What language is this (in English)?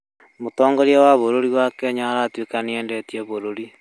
Kikuyu